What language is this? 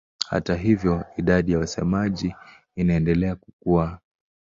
Swahili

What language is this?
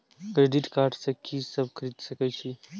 Maithili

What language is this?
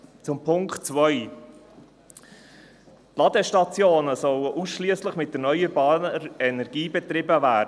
Swiss German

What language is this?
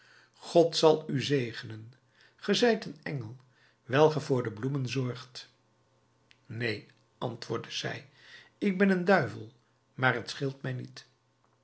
Dutch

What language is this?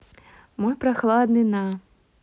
Russian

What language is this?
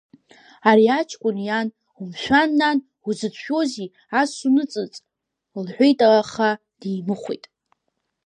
Abkhazian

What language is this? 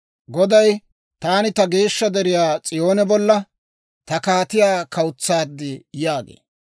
Dawro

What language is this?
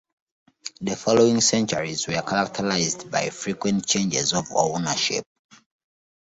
English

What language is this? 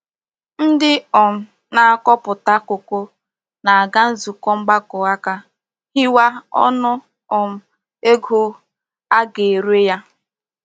Igbo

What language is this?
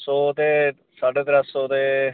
Dogri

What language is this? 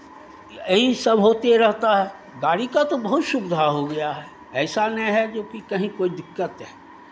Hindi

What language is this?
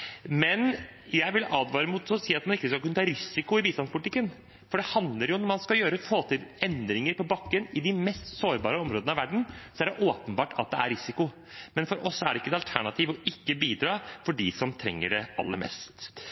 Norwegian Bokmål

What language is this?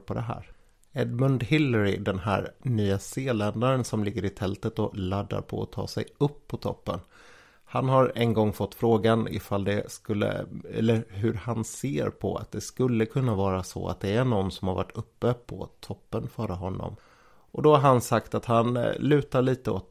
Swedish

